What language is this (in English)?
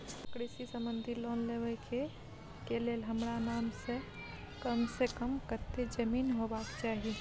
Maithili